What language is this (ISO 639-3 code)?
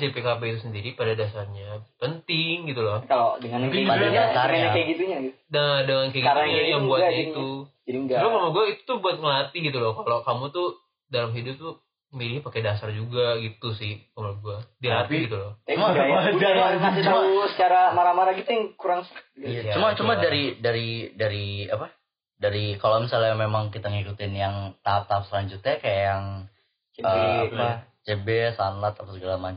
ind